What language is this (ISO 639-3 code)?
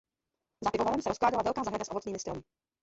ces